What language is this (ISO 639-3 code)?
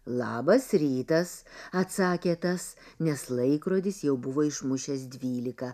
lit